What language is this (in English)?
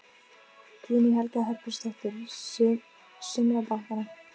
Icelandic